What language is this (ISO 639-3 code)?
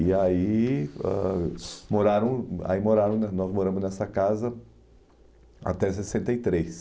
por